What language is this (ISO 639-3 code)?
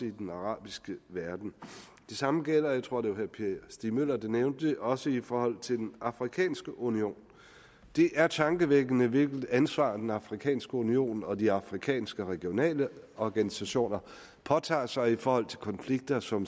dan